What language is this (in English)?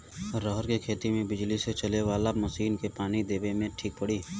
Bhojpuri